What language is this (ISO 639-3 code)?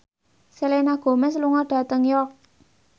jav